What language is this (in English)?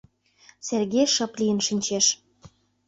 Mari